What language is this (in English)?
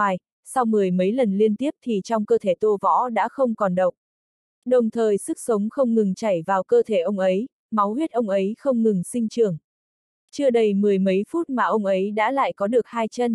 Vietnamese